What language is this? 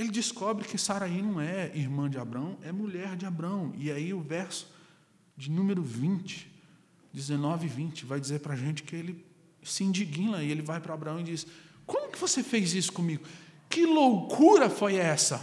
Portuguese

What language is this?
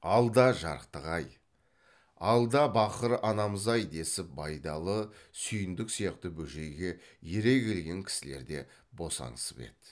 Kazakh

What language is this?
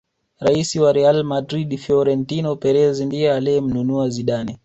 Swahili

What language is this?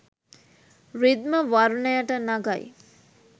Sinhala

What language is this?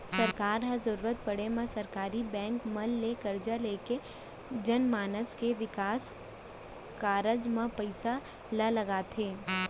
Chhattisgarhi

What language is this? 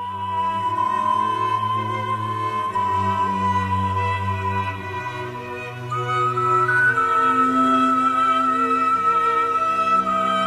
Ukrainian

